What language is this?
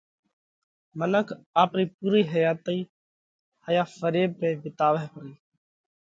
Parkari Koli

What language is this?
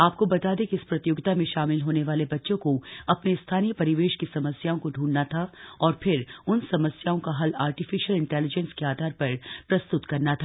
Hindi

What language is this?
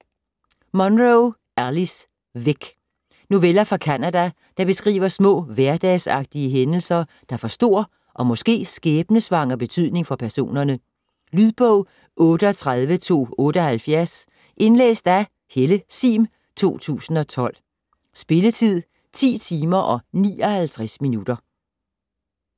Danish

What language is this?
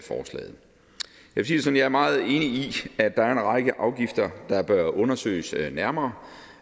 Danish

